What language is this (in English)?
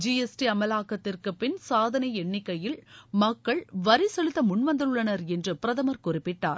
Tamil